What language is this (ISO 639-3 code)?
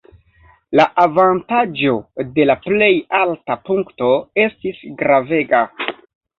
epo